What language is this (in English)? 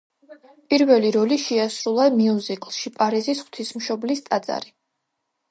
Georgian